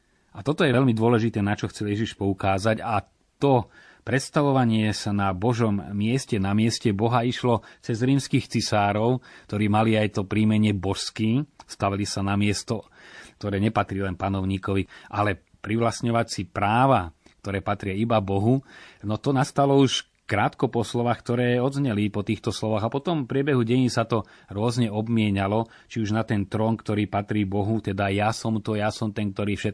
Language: Slovak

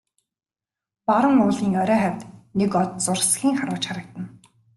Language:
Mongolian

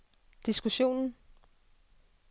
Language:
Danish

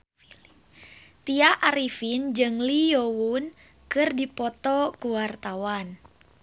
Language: Sundanese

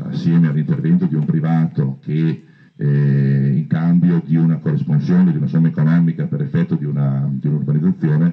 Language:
Italian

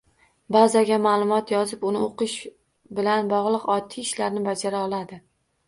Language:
Uzbek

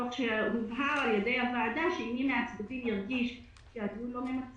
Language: Hebrew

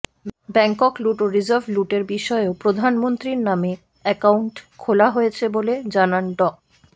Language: Bangla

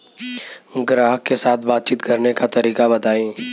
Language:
Bhojpuri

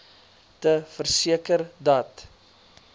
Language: Afrikaans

